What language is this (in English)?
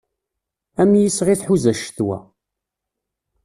Kabyle